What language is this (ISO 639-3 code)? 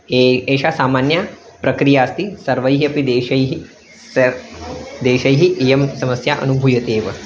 san